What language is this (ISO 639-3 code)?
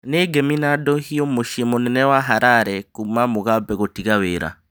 kik